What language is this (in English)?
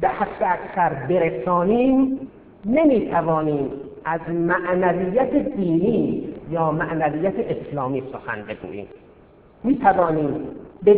Persian